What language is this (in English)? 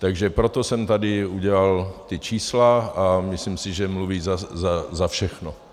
Czech